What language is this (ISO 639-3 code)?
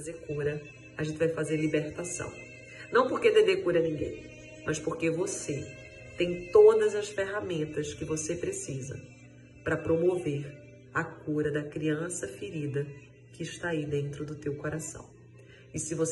por